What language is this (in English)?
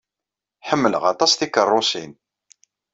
Kabyle